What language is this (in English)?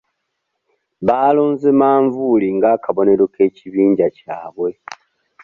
Ganda